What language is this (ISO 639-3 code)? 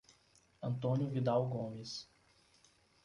por